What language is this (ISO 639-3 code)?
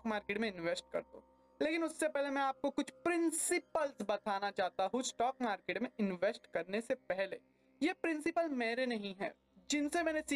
hin